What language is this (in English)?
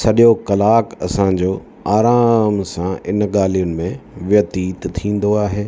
Sindhi